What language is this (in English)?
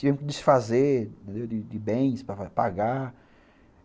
Portuguese